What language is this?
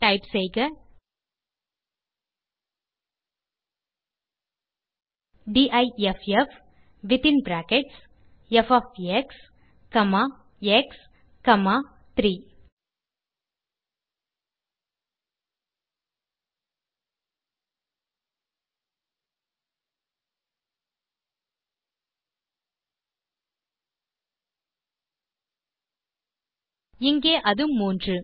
Tamil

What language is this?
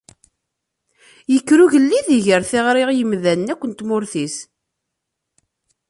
Kabyle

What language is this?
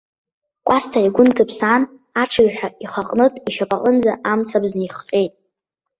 Abkhazian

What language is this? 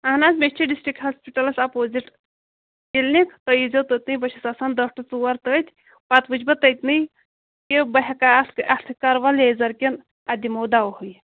Kashmiri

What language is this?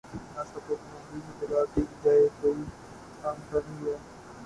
Urdu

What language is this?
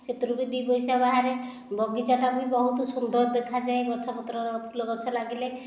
Odia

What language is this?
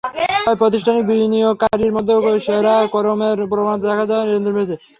Bangla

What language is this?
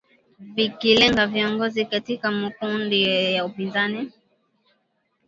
Swahili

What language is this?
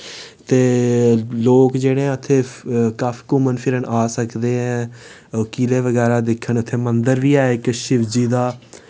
Dogri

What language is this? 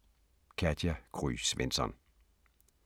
Danish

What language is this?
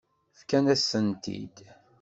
Kabyle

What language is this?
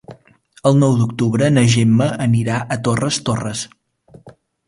Catalan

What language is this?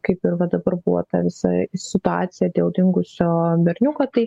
Lithuanian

